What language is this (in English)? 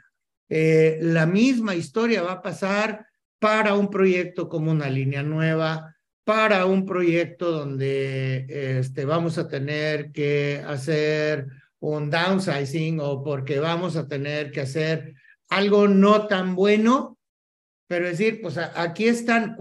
Spanish